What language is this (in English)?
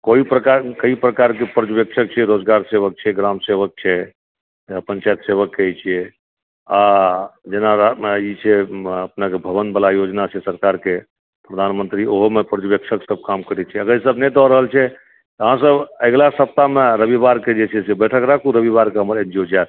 Maithili